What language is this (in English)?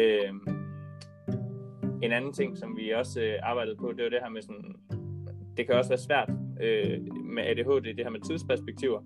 Danish